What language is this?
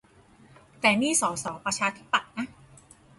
Thai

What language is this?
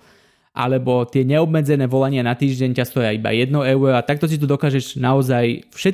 Slovak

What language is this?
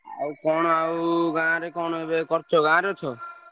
Odia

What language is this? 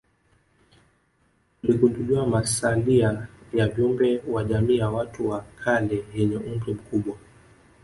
Swahili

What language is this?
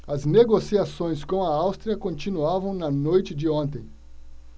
Portuguese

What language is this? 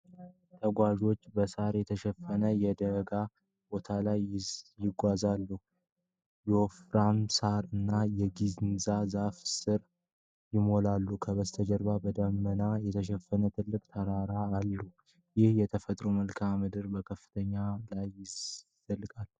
Amharic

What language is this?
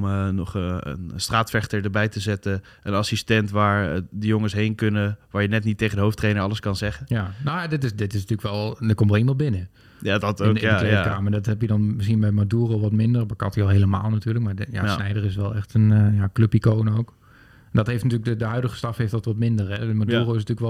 Dutch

